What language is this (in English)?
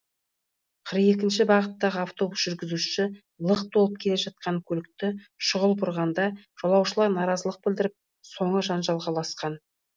Kazakh